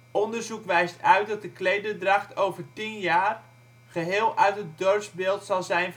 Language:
Dutch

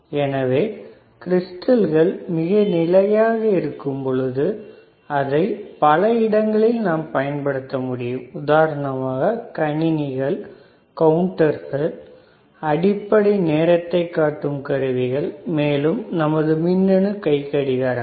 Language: Tamil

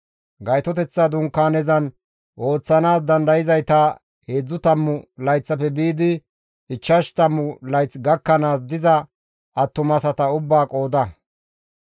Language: Gamo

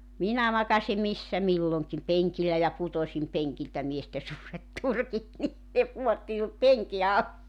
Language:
Finnish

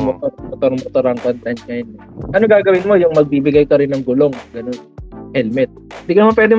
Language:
Filipino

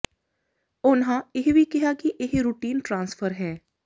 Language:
Punjabi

